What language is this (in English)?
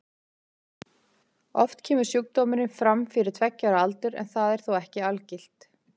Icelandic